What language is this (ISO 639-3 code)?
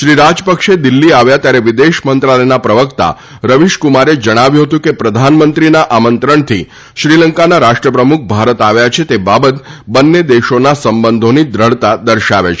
guj